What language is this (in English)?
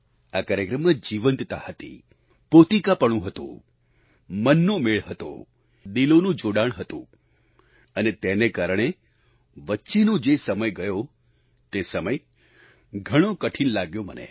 Gujarati